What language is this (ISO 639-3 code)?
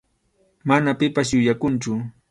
qxu